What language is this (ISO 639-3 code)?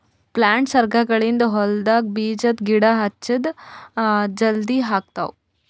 kan